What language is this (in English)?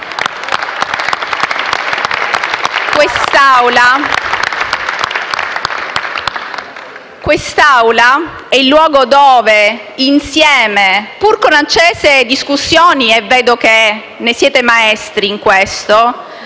Italian